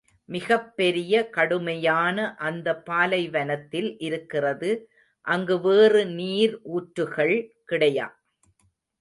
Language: Tamil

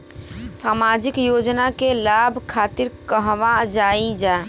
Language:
Bhojpuri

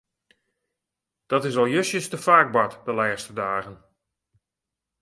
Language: Western Frisian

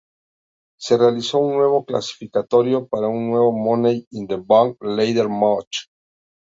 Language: Spanish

